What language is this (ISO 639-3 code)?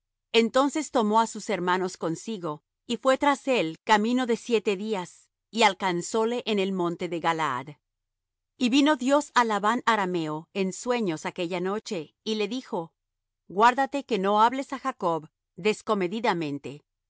spa